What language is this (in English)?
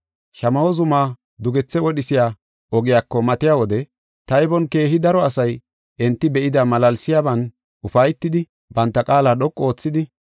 Gofa